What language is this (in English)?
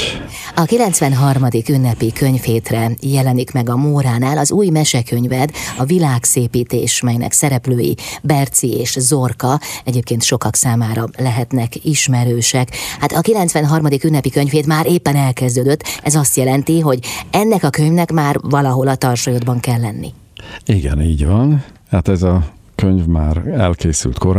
Hungarian